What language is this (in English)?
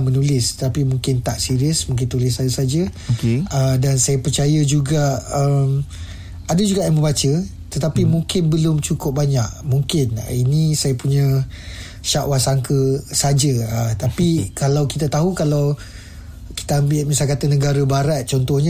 Malay